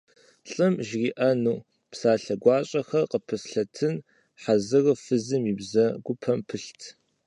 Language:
Kabardian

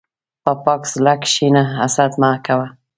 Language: Pashto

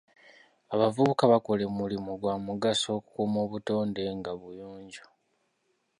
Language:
Ganda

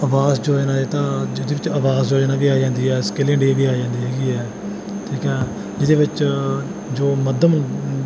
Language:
Punjabi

